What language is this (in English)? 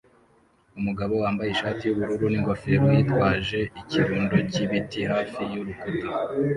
Kinyarwanda